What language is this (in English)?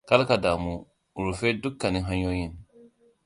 Hausa